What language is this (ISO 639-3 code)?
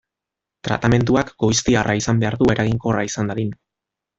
eus